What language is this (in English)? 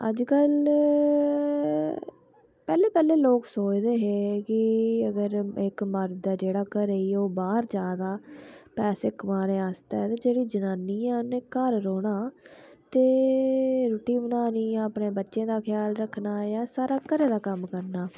Dogri